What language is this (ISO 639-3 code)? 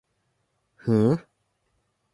tha